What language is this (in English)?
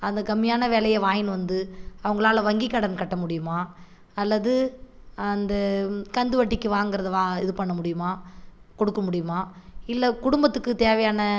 Tamil